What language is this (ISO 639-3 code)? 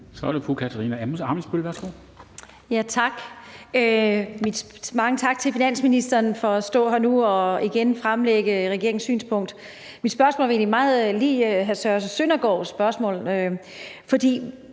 dan